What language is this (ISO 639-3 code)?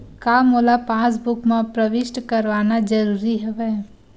hne